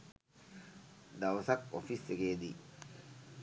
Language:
Sinhala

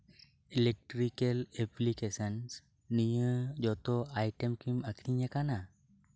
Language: Santali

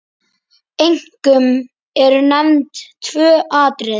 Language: Icelandic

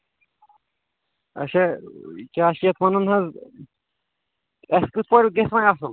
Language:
Kashmiri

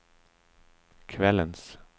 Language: Swedish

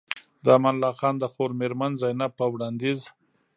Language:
Pashto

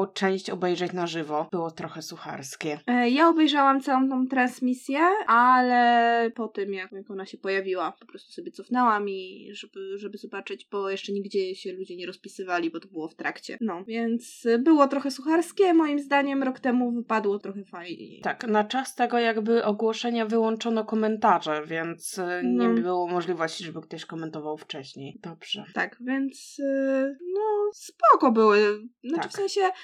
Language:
Polish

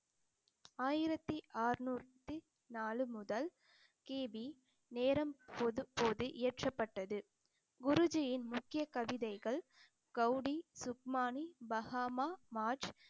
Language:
Tamil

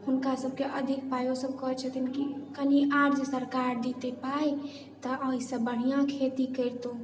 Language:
Maithili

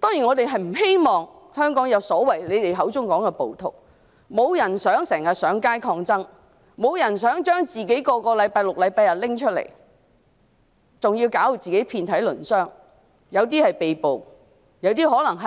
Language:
Cantonese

